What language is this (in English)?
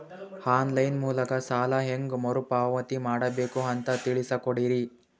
Kannada